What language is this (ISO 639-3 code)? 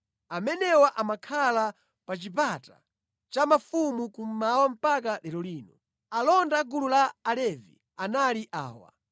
nya